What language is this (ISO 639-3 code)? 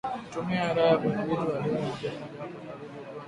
swa